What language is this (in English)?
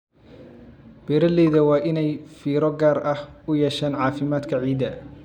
Somali